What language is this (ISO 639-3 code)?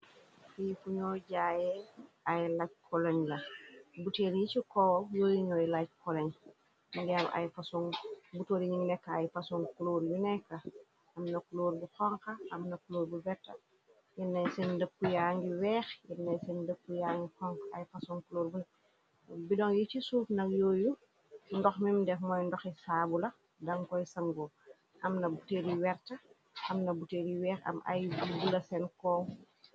wol